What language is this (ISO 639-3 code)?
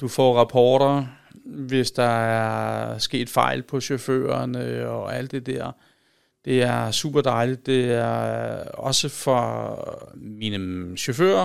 dan